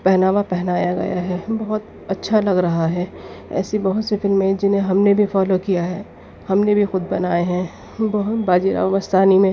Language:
Urdu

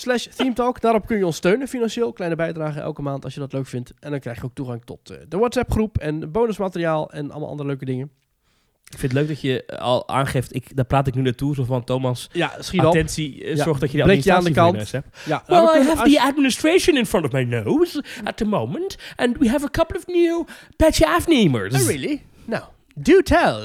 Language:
Dutch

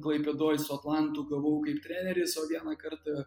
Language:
Lithuanian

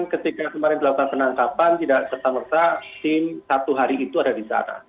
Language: Indonesian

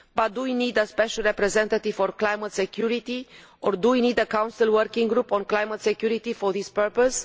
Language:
English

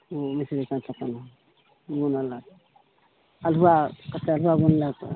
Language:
Maithili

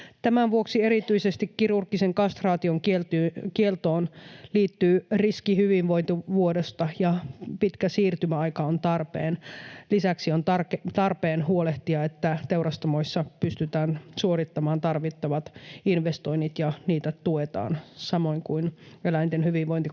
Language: Finnish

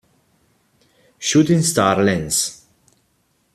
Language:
Italian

